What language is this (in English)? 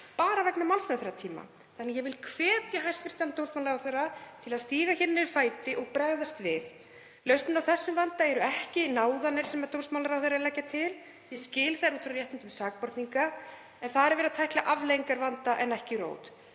Icelandic